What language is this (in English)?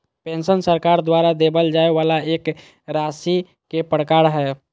Magahi